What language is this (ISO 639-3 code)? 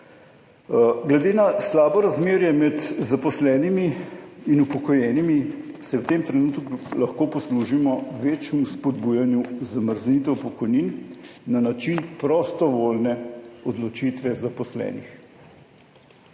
slv